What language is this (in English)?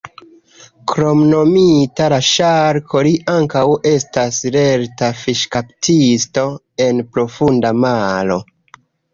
Esperanto